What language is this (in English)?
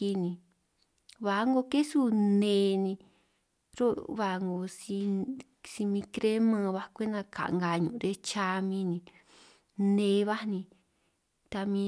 San Martín Itunyoso Triqui